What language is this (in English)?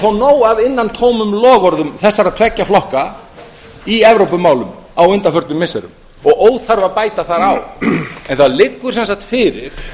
Icelandic